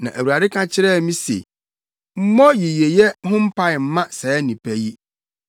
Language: Akan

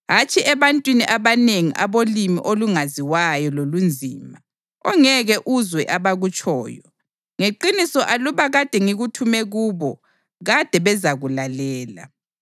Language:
North Ndebele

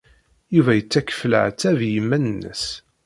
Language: Kabyle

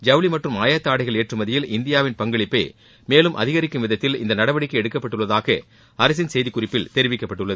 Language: Tamil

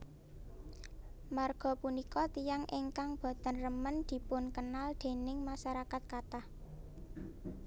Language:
Javanese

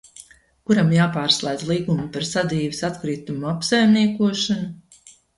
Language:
Latvian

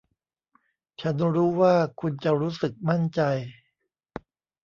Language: Thai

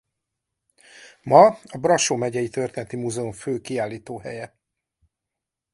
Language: Hungarian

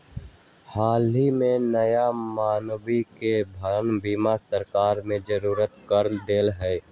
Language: Magahi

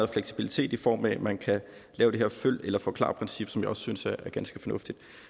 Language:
Danish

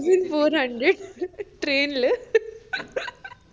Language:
Malayalam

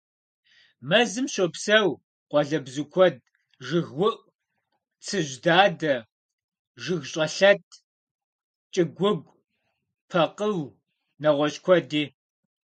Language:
Kabardian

